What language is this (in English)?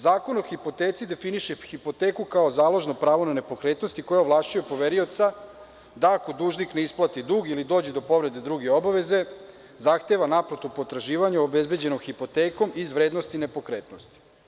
Serbian